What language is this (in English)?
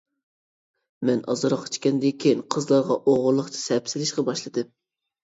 Uyghur